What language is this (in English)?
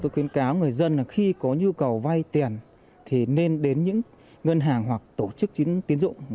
Vietnamese